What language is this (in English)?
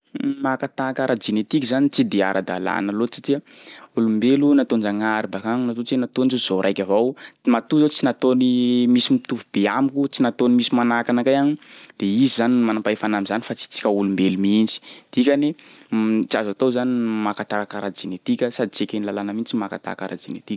Sakalava Malagasy